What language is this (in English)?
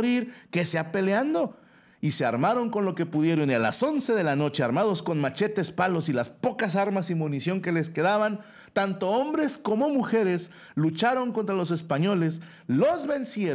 Spanish